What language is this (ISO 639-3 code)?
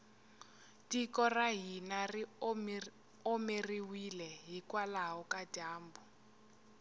tso